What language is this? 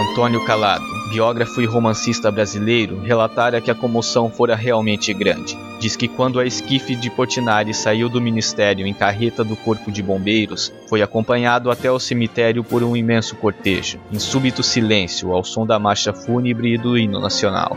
Portuguese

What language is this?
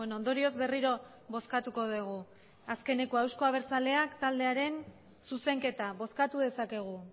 Basque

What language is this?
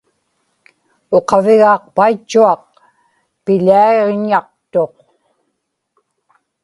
Inupiaq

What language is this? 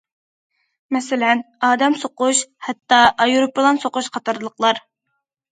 Uyghur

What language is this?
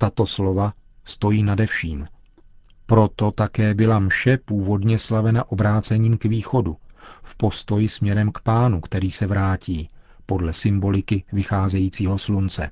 Czech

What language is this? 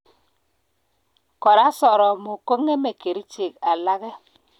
Kalenjin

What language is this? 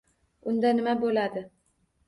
Uzbek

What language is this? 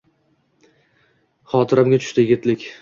Uzbek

